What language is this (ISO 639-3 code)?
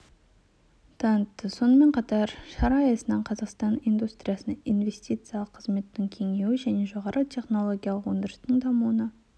kaz